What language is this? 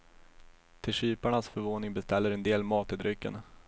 Swedish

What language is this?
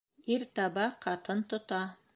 Bashkir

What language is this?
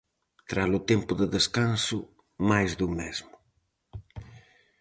Galician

